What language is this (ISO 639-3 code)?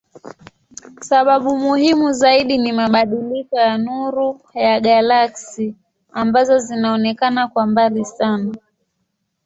swa